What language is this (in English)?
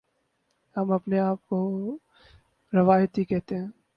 Urdu